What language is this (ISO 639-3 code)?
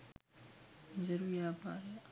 sin